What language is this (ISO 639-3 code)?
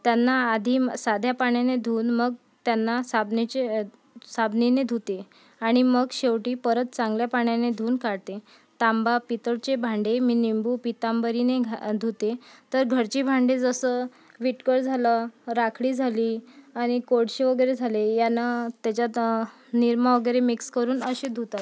mar